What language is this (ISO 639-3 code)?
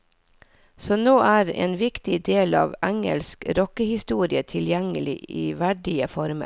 nor